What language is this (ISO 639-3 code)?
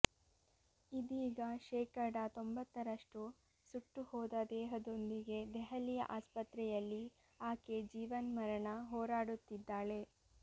kan